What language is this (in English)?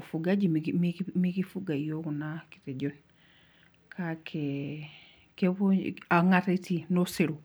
Masai